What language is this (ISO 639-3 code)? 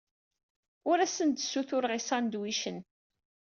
kab